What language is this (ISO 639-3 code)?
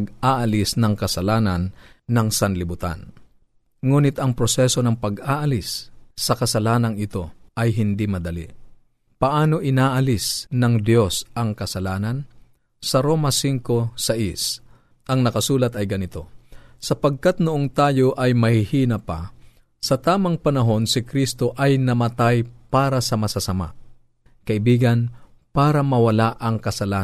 fil